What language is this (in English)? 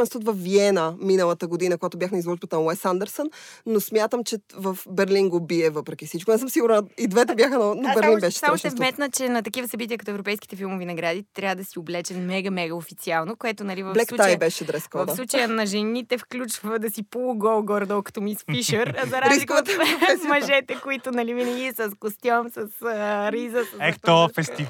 Bulgarian